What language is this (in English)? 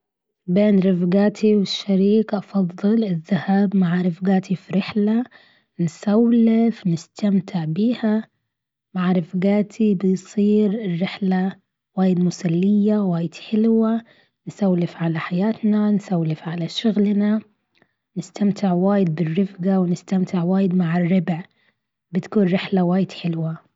Gulf Arabic